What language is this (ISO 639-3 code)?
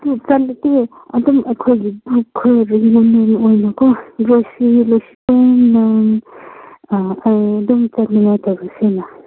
mni